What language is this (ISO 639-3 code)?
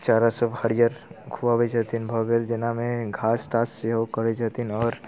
mai